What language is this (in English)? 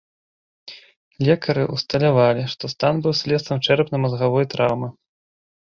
Belarusian